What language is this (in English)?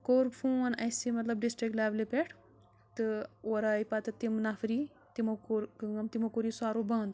Kashmiri